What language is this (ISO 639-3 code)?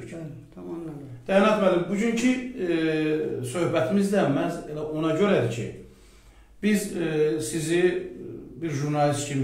tur